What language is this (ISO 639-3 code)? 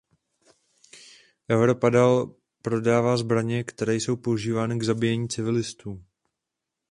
ces